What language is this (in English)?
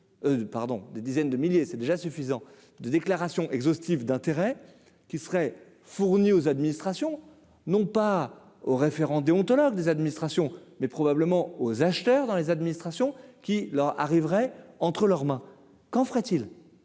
French